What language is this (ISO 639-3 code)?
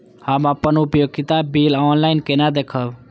mai